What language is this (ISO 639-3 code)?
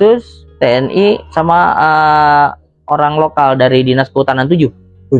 ind